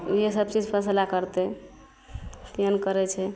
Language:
Maithili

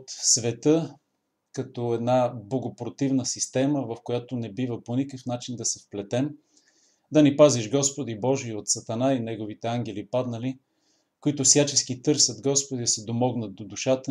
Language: Bulgarian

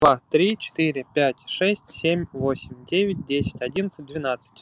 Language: Russian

